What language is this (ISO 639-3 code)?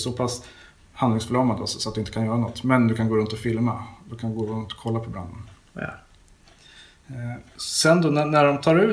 swe